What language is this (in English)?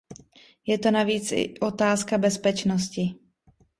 Czech